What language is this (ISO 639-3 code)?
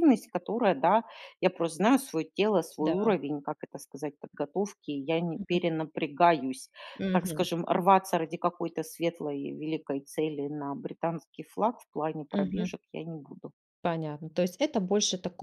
rus